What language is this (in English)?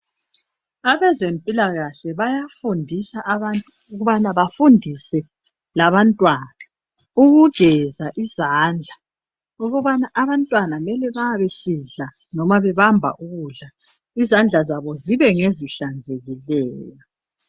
North Ndebele